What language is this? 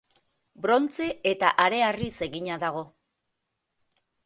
Basque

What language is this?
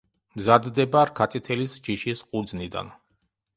Georgian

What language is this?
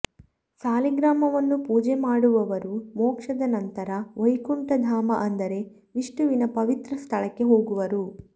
Kannada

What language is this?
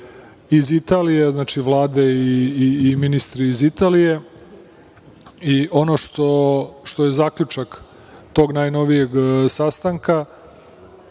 Serbian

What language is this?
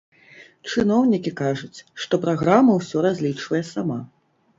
Belarusian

